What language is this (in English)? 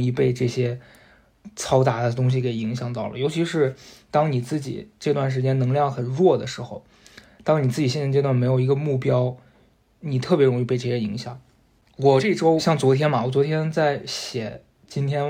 Chinese